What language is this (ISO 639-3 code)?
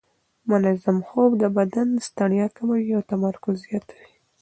pus